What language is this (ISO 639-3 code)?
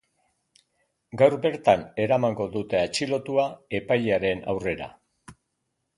eus